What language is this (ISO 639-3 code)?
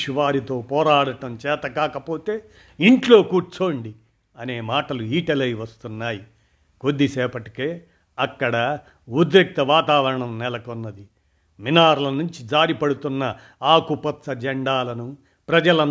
tel